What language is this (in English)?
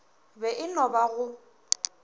Northern Sotho